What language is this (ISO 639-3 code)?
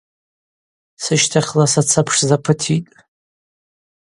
abq